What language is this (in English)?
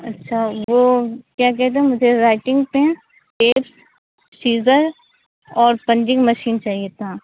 Urdu